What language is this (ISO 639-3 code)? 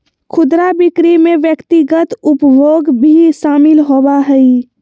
mag